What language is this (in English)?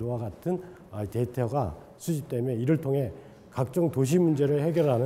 Korean